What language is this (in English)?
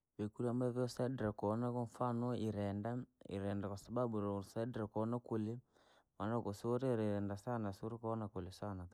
Langi